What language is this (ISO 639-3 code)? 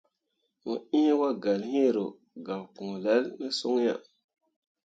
mua